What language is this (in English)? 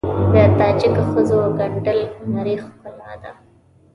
Pashto